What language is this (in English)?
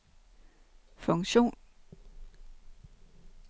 Danish